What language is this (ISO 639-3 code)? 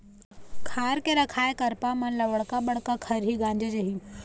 hne